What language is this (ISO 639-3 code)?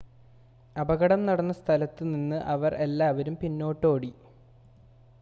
mal